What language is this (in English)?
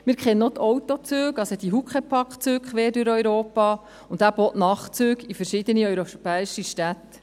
Swiss German